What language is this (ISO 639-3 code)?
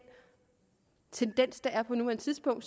dan